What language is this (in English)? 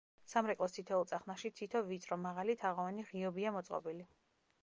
Georgian